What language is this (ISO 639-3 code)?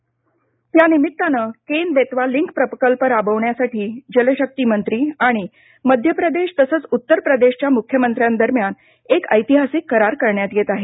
mar